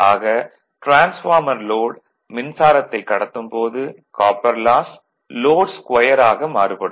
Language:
Tamil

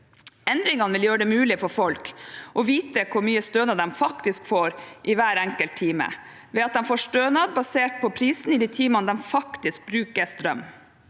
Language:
Norwegian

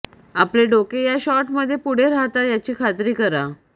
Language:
Marathi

